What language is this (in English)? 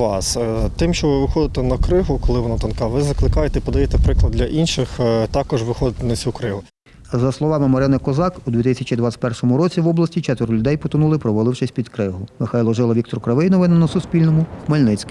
Ukrainian